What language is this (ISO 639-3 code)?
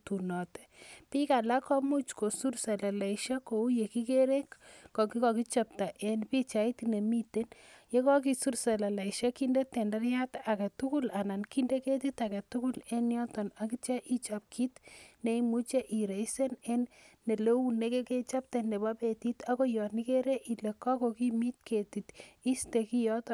kln